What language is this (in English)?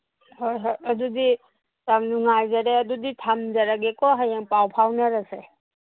Manipuri